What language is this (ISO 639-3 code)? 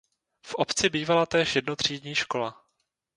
ces